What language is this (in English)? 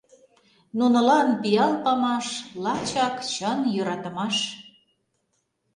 Mari